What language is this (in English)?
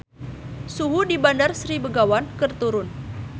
Sundanese